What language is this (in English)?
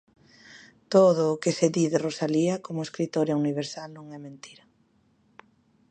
Galician